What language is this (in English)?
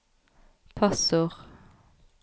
Norwegian